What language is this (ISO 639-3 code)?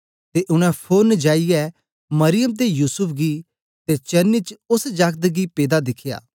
doi